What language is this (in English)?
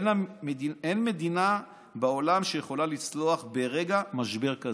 Hebrew